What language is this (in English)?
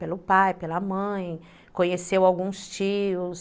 Portuguese